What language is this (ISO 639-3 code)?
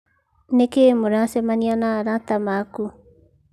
kik